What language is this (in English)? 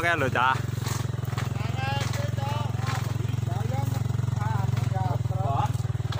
Indonesian